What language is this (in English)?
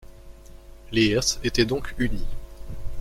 French